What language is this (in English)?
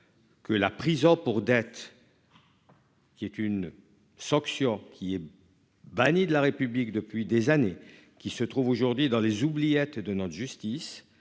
French